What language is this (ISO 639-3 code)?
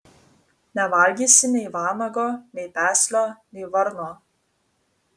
lit